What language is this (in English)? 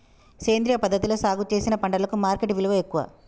Telugu